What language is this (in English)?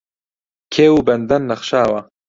Central Kurdish